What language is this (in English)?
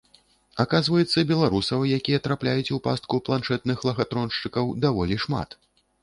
Belarusian